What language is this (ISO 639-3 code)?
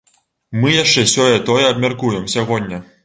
bel